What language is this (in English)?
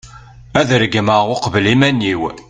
Kabyle